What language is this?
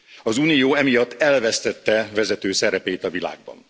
Hungarian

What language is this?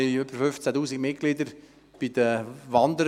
Swiss German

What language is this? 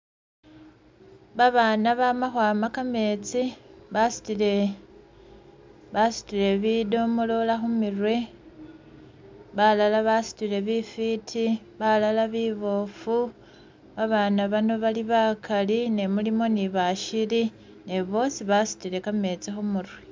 Masaaba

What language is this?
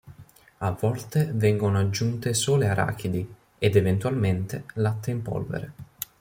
Italian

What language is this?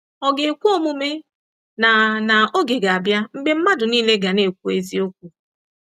Igbo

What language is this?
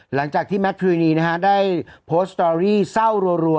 Thai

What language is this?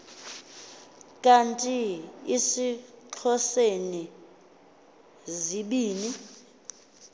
Xhosa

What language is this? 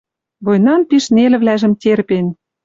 Western Mari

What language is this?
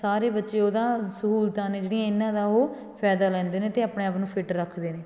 Punjabi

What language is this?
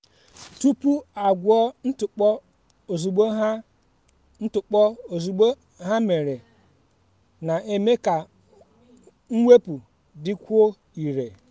Igbo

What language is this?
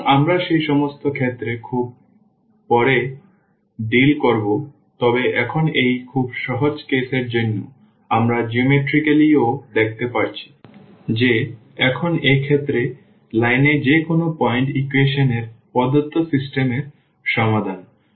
Bangla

